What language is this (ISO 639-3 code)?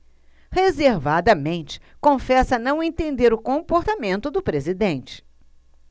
por